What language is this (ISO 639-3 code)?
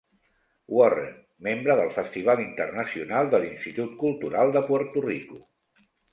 cat